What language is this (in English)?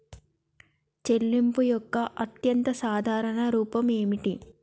Telugu